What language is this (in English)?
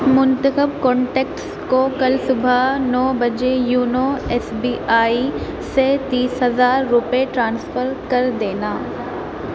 Urdu